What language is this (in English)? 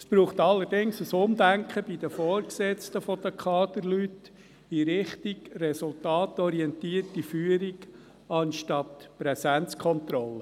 Swiss German